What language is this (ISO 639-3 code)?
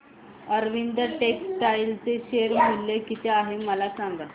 mar